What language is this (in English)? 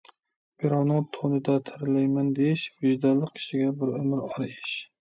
Uyghur